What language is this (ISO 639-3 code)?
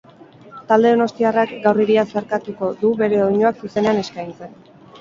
eus